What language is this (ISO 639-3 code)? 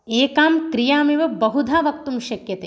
san